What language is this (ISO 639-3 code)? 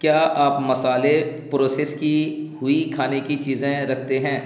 urd